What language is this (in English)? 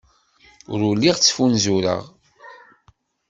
Kabyle